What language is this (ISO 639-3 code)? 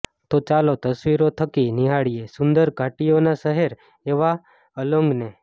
guj